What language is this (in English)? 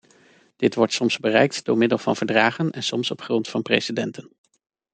Dutch